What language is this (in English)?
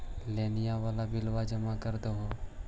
Magahi